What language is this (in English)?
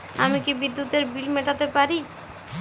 Bangla